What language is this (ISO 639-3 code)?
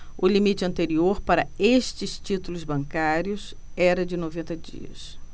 por